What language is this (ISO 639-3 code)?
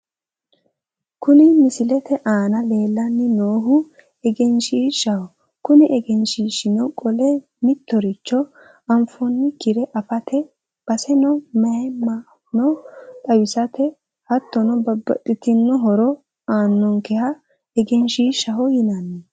sid